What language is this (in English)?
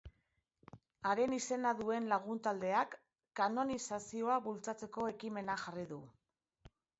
Basque